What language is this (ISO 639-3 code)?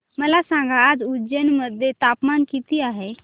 mar